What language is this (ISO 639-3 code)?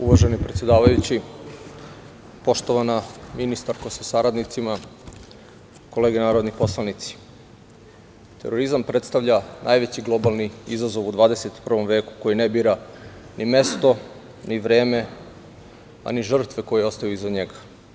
srp